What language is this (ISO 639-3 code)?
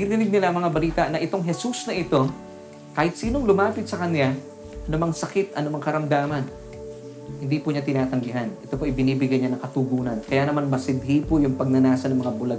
fil